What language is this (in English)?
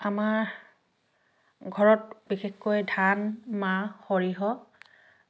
Assamese